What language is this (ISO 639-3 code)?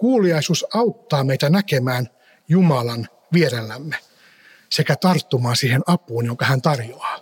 fin